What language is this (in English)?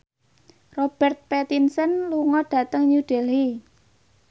Javanese